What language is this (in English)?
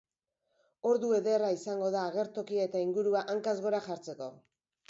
Basque